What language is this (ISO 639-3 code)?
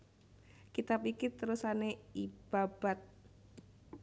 jav